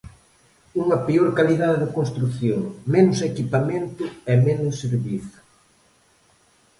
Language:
Galician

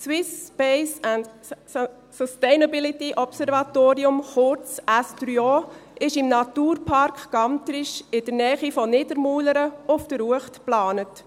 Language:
Swiss German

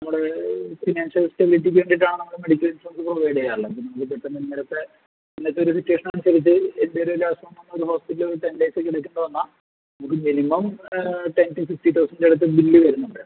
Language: Malayalam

